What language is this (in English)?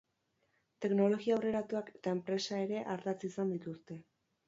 Basque